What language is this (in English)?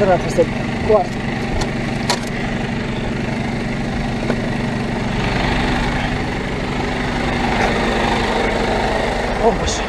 Romanian